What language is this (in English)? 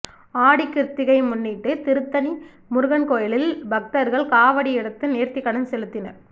Tamil